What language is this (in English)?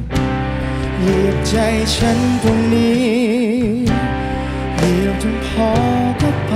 Thai